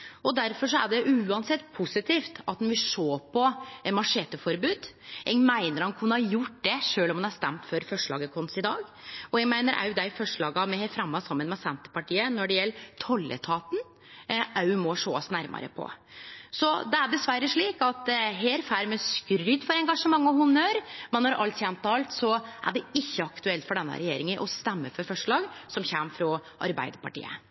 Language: Norwegian Nynorsk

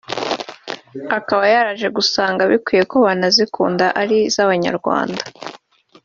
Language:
Kinyarwanda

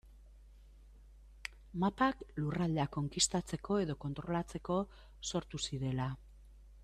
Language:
Basque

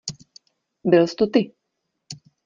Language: Czech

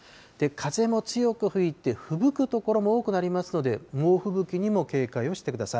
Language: Japanese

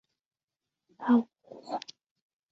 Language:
Chinese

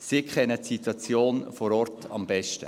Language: Swiss German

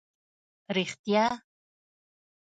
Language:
Pashto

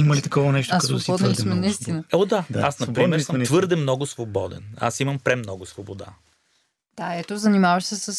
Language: Bulgarian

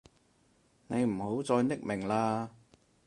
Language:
Cantonese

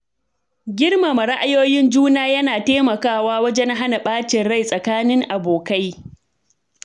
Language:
Hausa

